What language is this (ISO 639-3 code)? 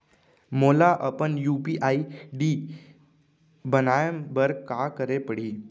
hne